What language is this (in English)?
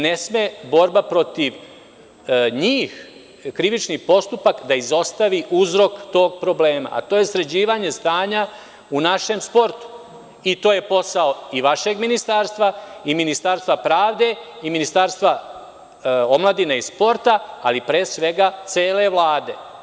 Serbian